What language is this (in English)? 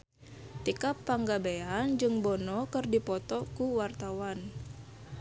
Sundanese